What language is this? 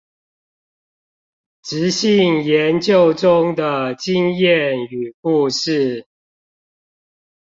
Chinese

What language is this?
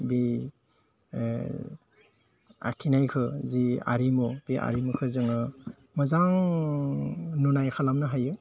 Bodo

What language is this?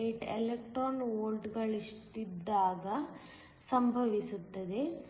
Kannada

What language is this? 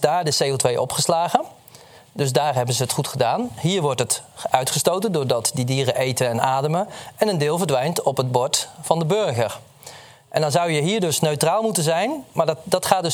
Dutch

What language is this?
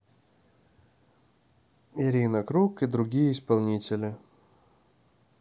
Russian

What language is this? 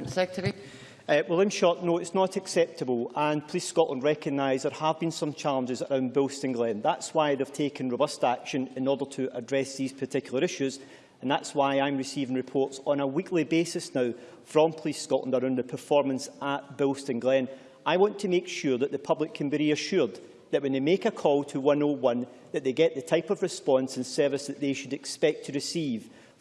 English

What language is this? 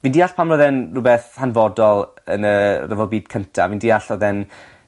Welsh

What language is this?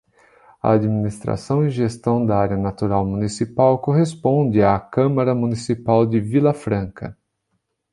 Portuguese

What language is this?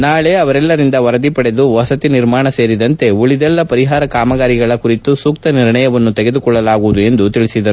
Kannada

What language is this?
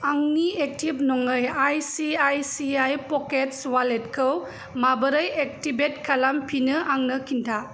Bodo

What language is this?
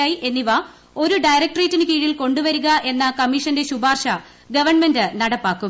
Malayalam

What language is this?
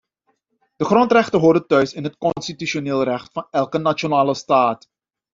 Dutch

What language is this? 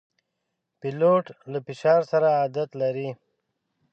Pashto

